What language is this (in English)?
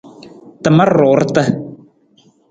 Nawdm